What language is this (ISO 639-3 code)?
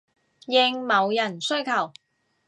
yue